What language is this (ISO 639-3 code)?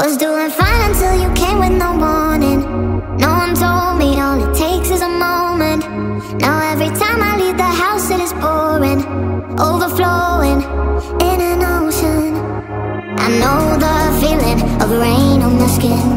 eng